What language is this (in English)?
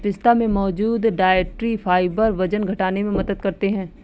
Hindi